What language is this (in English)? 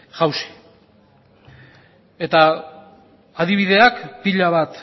Basque